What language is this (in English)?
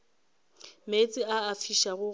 Northern Sotho